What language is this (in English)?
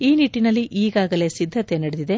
Kannada